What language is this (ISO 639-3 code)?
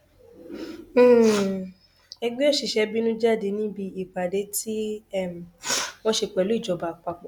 yor